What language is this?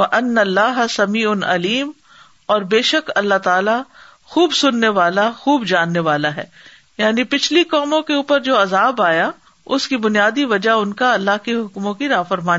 Urdu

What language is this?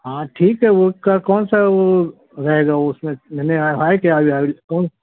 Urdu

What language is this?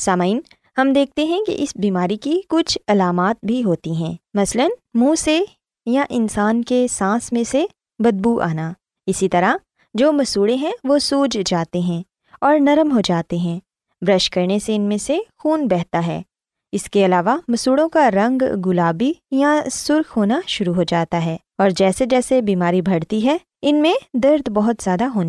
Urdu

